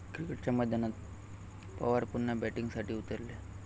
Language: Marathi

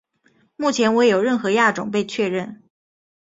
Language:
Chinese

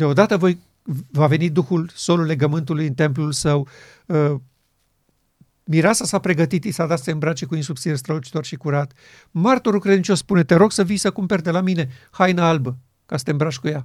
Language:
Romanian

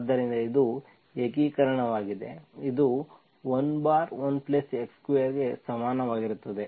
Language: Kannada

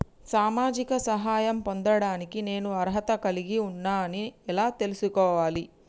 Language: Telugu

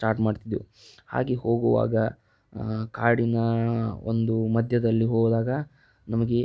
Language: Kannada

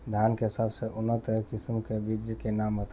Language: Bhojpuri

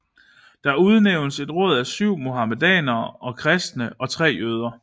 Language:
Danish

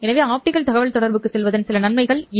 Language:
Tamil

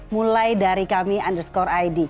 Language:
Indonesian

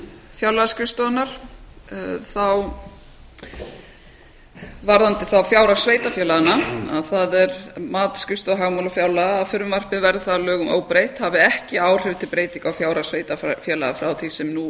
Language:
Icelandic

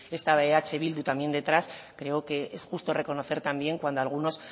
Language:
Spanish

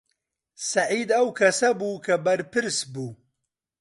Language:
Central Kurdish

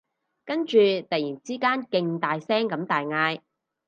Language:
Cantonese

